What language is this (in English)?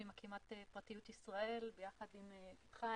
Hebrew